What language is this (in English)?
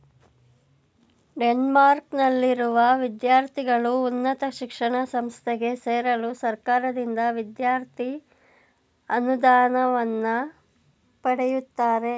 Kannada